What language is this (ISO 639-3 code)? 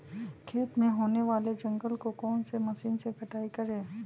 mag